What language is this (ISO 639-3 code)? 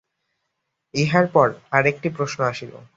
ben